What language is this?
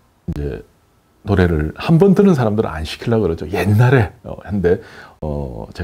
Korean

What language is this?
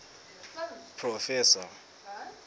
Southern Sotho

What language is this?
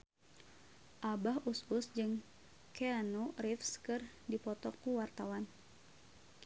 Sundanese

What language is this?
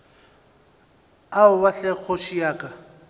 Northern Sotho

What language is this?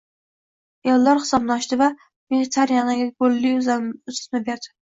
Uzbek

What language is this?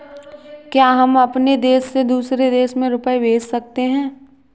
Hindi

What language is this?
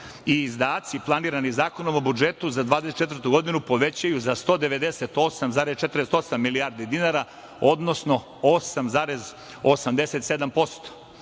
Serbian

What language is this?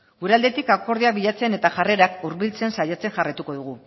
Basque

